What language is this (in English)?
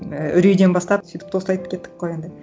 Kazakh